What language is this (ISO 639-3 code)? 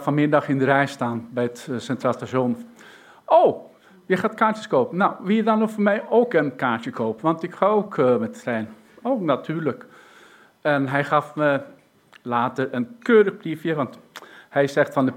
nld